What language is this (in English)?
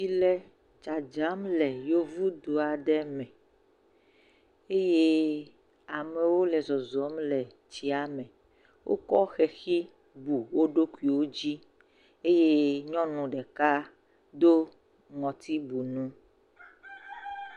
Ewe